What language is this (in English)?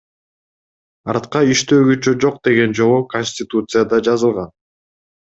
Kyrgyz